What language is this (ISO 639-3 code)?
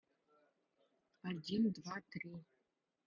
rus